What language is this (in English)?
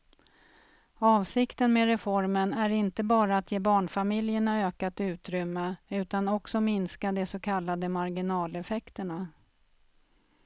Swedish